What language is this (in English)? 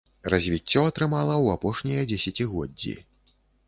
Belarusian